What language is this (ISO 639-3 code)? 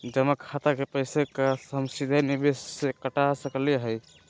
mag